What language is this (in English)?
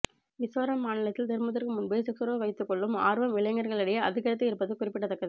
Tamil